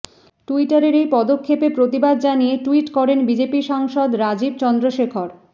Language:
Bangla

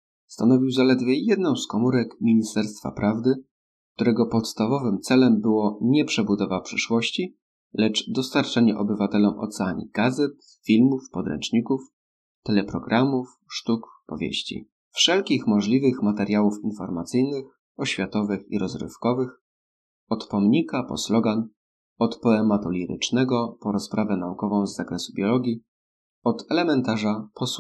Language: Polish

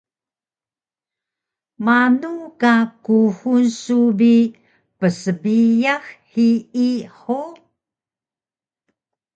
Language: Taroko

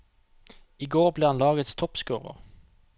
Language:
Norwegian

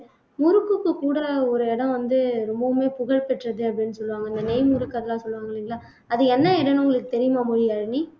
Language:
Tamil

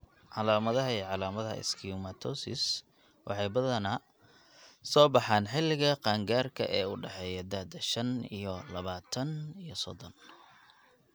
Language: Somali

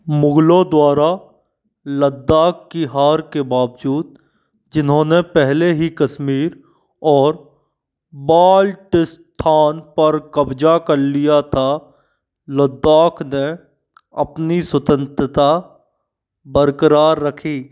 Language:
Hindi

